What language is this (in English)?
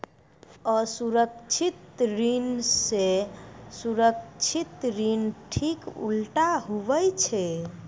Maithili